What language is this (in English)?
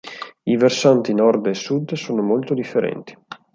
Italian